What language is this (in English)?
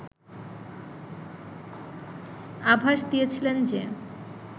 Bangla